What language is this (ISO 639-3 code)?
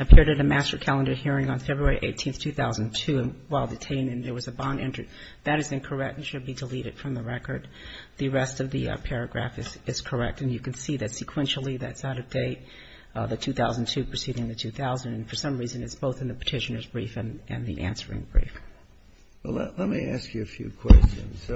eng